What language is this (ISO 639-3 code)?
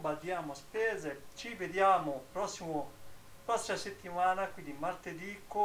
ita